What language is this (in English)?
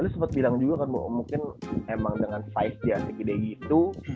Indonesian